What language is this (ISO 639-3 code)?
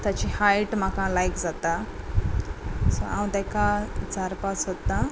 kok